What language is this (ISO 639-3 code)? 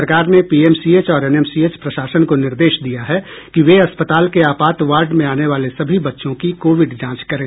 hin